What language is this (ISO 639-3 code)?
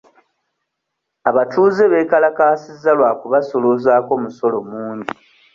lug